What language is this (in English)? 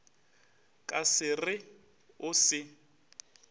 Northern Sotho